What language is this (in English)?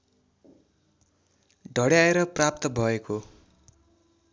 Nepali